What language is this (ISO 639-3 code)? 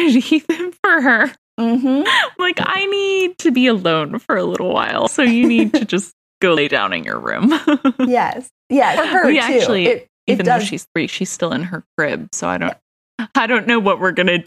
eng